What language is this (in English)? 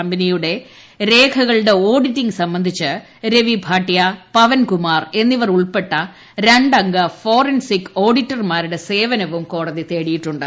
Malayalam